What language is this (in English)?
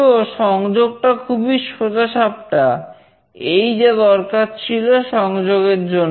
Bangla